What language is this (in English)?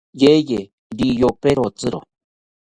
South Ucayali Ashéninka